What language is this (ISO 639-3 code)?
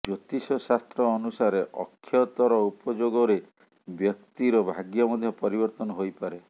ori